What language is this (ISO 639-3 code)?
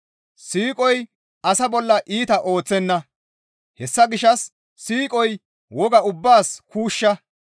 gmv